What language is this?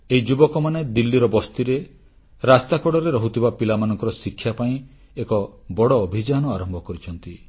Odia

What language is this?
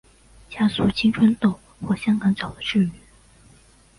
Chinese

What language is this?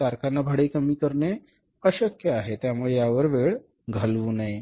Marathi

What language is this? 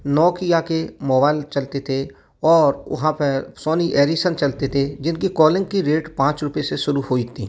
Hindi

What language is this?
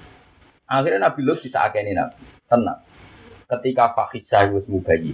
Indonesian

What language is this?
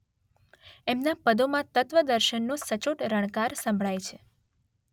Gujarati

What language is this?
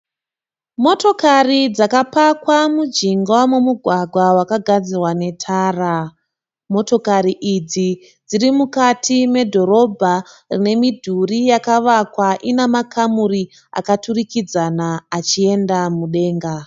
Shona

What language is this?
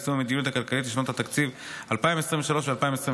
Hebrew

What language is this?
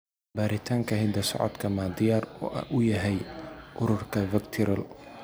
Somali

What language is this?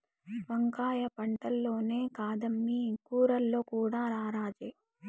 Telugu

